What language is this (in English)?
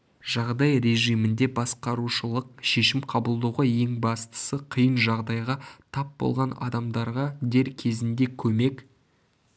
Kazakh